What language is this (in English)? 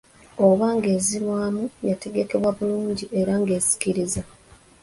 Ganda